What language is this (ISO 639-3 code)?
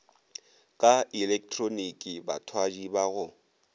nso